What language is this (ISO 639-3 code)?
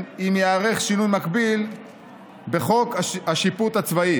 heb